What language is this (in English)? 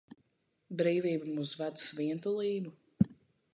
Latvian